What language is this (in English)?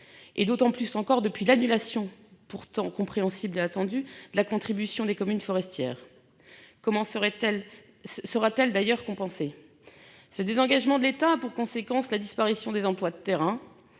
French